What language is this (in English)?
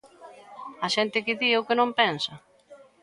Galician